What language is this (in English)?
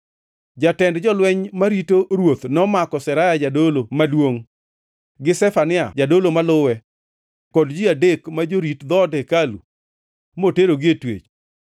Luo (Kenya and Tanzania)